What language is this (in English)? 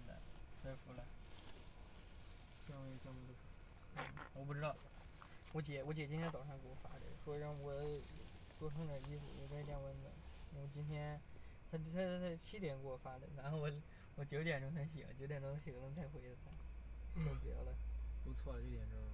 Chinese